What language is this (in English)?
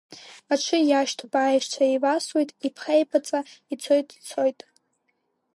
Abkhazian